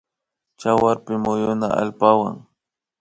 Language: Imbabura Highland Quichua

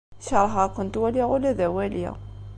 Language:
Kabyle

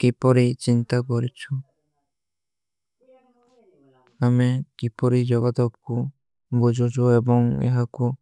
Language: Kui (India)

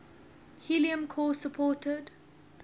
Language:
English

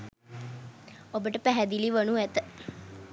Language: Sinhala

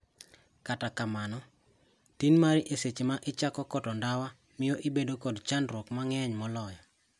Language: Luo (Kenya and Tanzania)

